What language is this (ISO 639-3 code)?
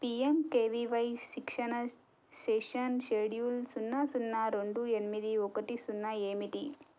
tel